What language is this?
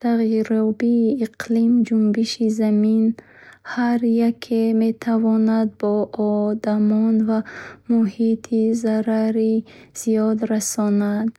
Bukharic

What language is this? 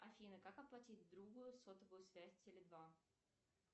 Russian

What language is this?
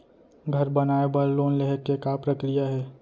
Chhattisgarhi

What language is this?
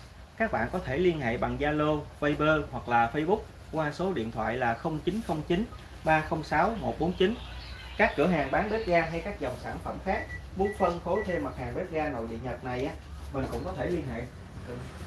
Vietnamese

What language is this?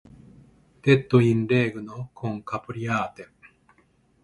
Italian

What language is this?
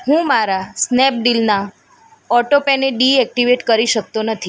Gujarati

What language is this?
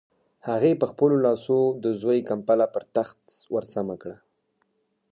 Pashto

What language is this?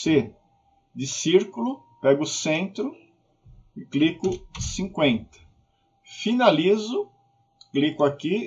Portuguese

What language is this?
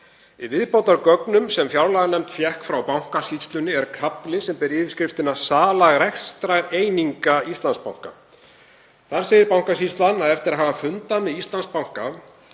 Icelandic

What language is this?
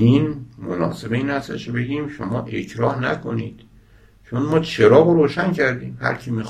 Persian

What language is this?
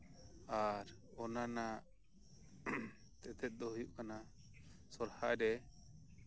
Santali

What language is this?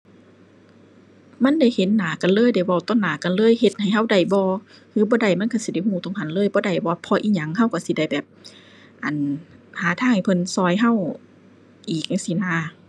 Thai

